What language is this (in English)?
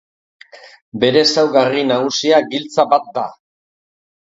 Basque